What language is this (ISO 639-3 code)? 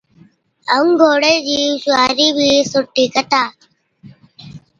odk